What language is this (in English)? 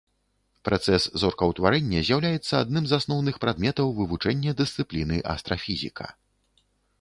Belarusian